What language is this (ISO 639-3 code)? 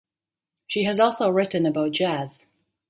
eng